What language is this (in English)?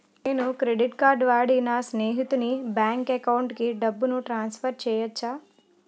Telugu